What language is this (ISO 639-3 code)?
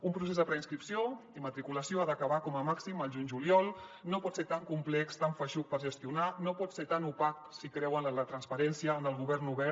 cat